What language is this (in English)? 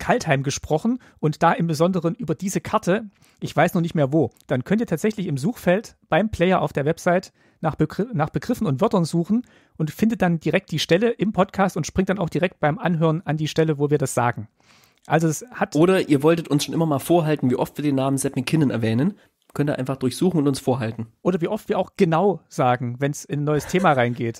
German